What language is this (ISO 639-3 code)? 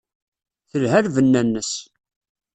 kab